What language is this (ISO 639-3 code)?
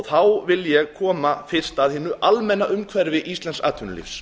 isl